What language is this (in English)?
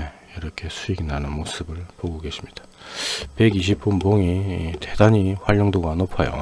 Korean